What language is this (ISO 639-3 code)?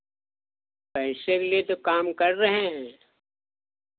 hin